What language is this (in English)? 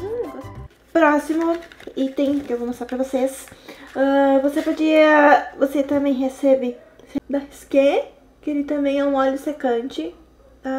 Portuguese